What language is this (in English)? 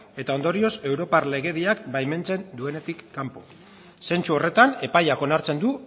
Basque